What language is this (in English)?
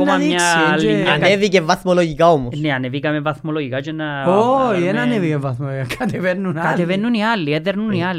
Greek